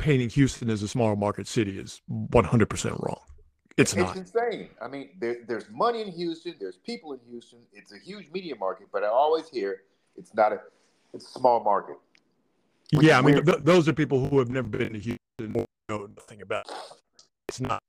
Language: English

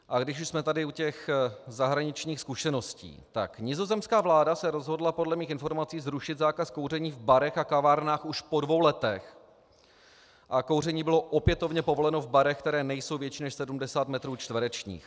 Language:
Czech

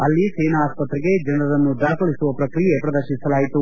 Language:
Kannada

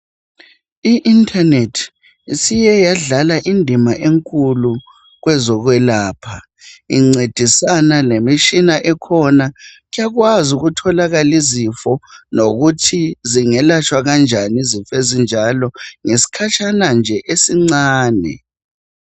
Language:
North Ndebele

